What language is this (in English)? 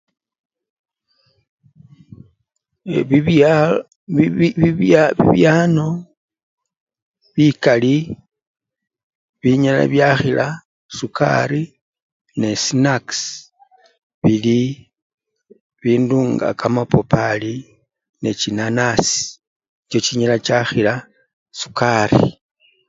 Luyia